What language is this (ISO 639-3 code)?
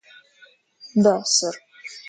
rus